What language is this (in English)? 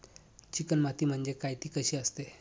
Marathi